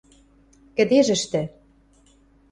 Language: Western Mari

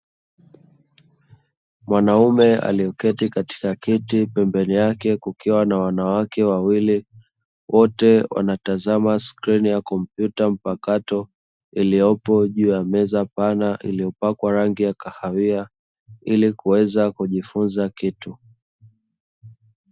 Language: Swahili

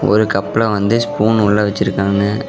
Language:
Tamil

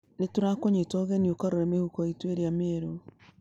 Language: Kikuyu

